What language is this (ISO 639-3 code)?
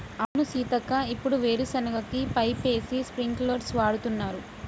tel